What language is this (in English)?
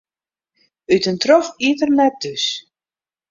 Western Frisian